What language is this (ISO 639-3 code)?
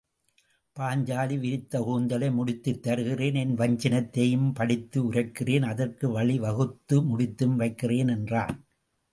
tam